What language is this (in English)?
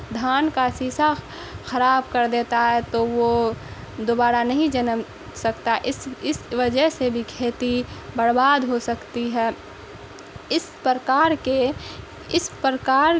Urdu